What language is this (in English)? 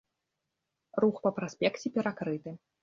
Belarusian